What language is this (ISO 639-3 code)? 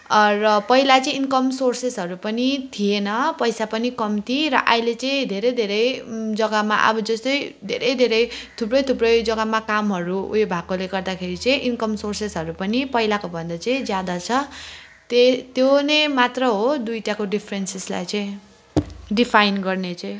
nep